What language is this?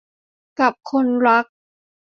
Thai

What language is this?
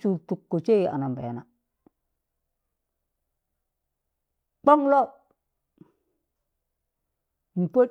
Tangale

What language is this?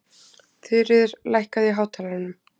Icelandic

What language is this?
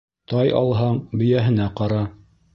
Bashkir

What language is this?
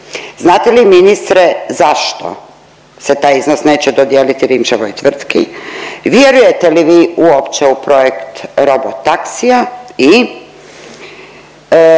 Croatian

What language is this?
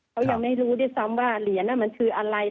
Thai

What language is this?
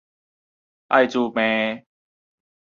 Min Nan Chinese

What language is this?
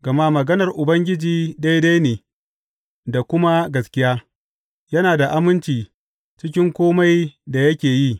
Hausa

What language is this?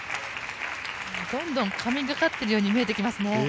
Japanese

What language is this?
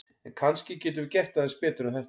Icelandic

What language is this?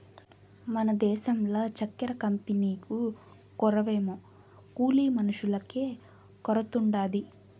Telugu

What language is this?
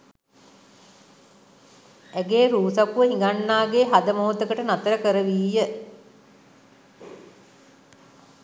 Sinhala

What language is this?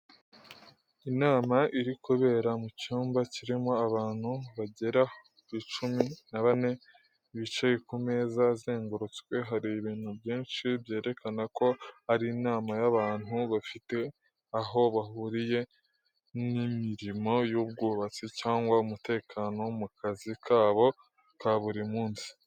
Kinyarwanda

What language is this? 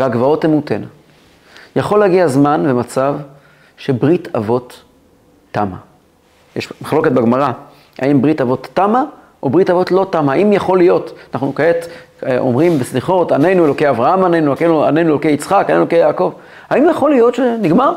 Hebrew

